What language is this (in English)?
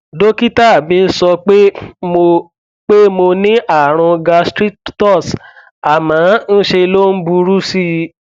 Yoruba